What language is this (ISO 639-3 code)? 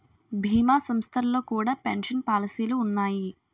tel